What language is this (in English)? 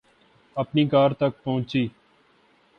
Urdu